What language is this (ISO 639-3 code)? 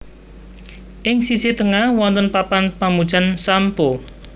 jav